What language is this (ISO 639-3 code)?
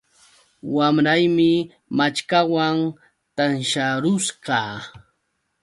qux